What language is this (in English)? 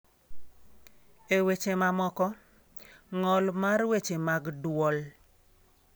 Luo (Kenya and Tanzania)